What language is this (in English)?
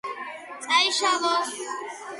Georgian